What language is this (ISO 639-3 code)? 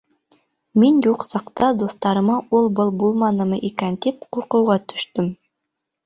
bak